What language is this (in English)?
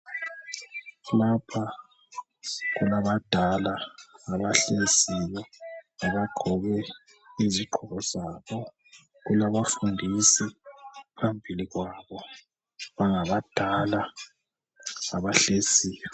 North Ndebele